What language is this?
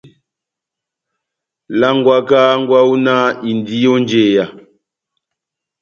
Batanga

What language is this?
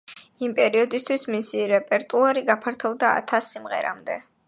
Georgian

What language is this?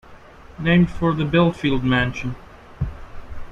English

